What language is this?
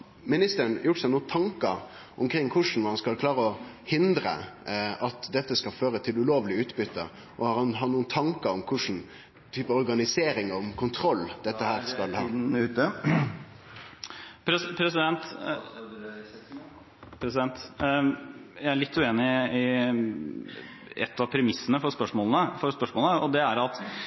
Norwegian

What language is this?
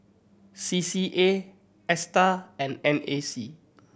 English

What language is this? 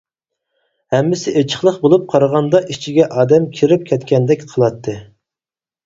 Uyghur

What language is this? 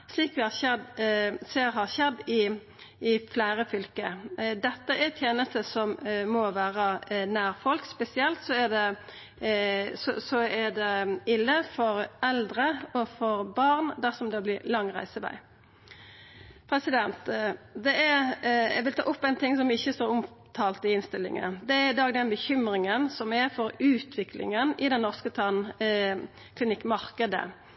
Norwegian Nynorsk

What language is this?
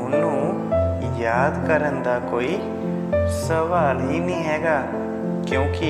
Hindi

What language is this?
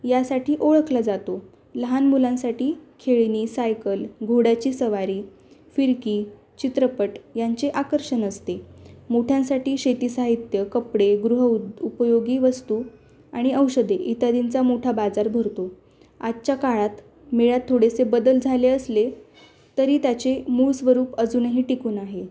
Marathi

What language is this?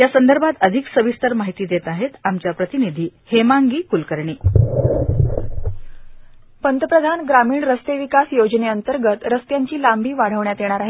Marathi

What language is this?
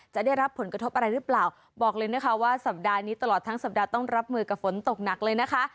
Thai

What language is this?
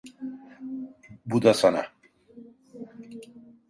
Turkish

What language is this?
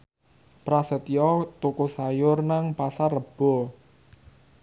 Javanese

